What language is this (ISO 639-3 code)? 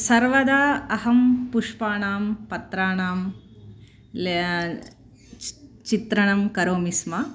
san